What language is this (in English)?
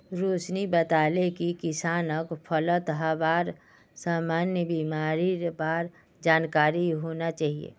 Magahi